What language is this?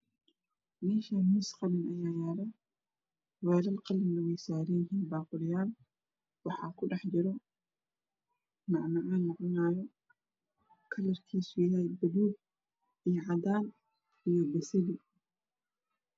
Somali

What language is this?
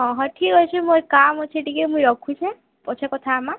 Odia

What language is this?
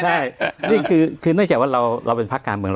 Thai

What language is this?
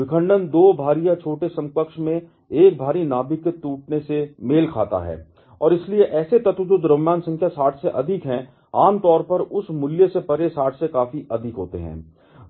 Hindi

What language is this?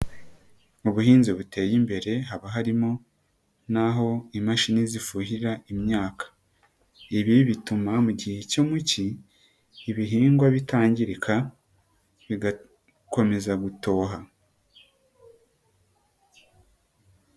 Kinyarwanda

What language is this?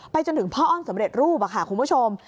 Thai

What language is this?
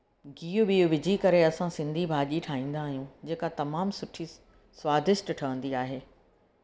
Sindhi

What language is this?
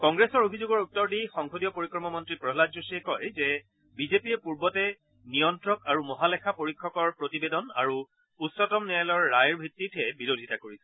Assamese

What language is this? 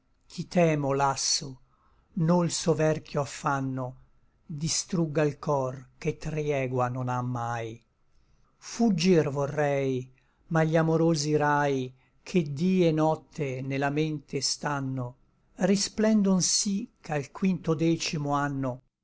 Italian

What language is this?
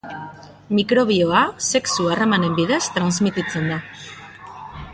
Basque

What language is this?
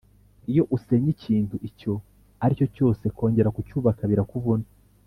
Kinyarwanda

